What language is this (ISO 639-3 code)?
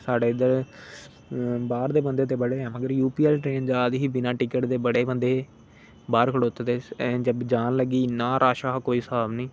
doi